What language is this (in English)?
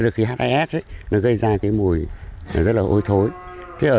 Vietnamese